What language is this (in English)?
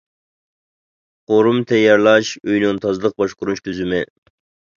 Uyghur